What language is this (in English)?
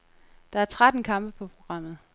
Danish